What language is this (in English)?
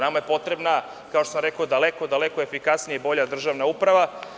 Serbian